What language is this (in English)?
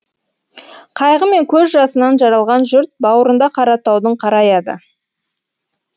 Kazakh